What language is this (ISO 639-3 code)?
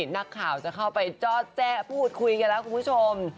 tha